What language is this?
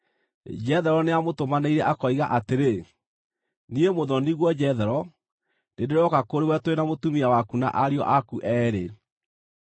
Kikuyu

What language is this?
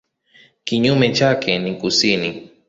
Swahili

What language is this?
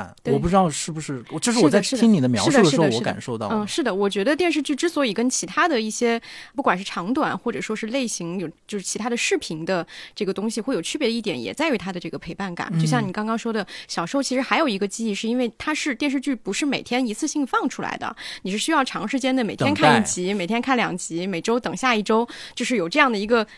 Chinese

